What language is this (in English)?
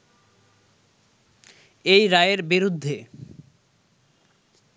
Bangla